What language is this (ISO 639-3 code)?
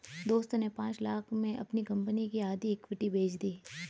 hin